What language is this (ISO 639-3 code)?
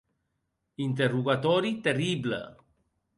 oci